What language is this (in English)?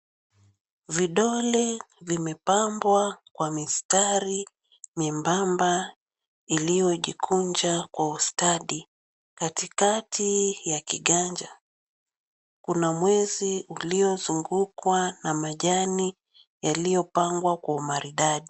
Swahili